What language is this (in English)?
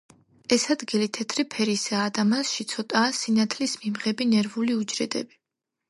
Georgian